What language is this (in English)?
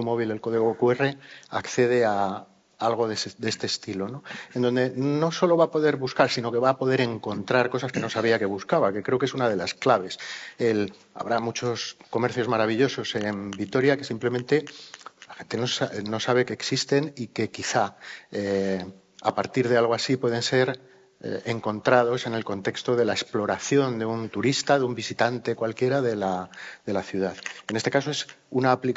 Spanish